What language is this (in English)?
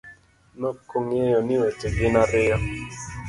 Luo (Kenya and Tanzania)